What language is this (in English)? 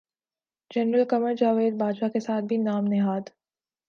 Urdu